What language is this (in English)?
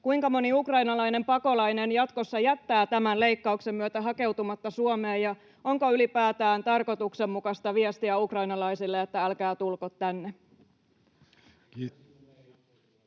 Finnish